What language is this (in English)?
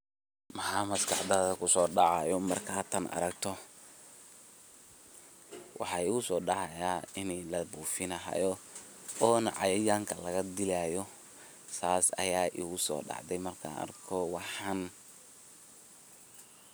Somali